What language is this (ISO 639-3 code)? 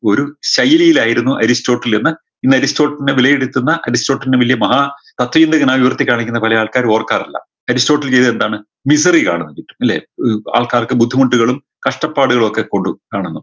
mal